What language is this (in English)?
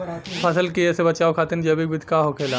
Bhojpuri